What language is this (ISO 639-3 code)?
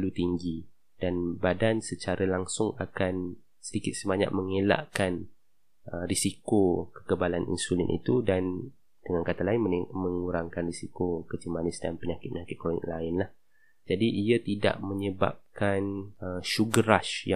msa